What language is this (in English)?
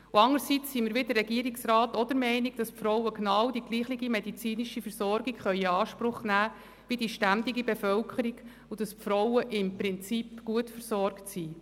Swiss German